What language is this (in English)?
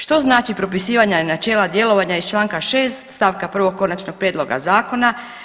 Croatian